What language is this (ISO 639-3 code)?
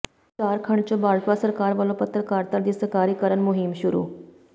pan